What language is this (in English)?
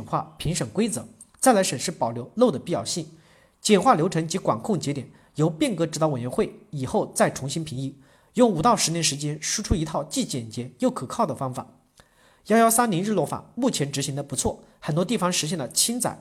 Chinese